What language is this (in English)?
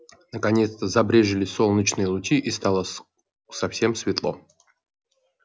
Russian